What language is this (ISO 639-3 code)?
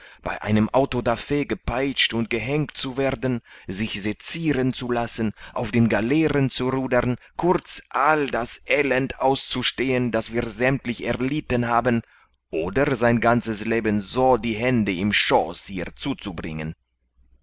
deu